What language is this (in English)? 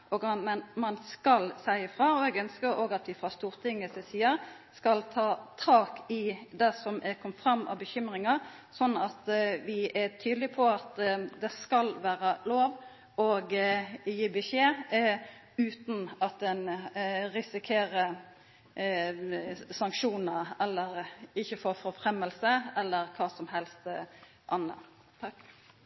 Norwegian Nynorsk